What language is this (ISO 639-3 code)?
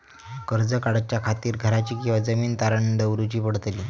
mar